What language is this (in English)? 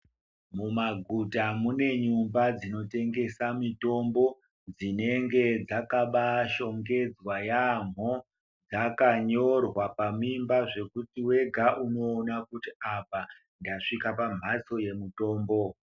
Ndau